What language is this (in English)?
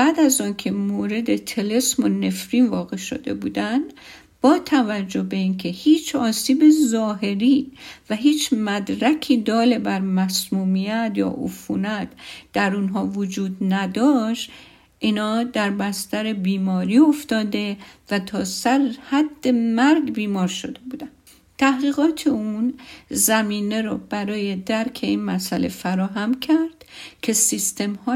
Persian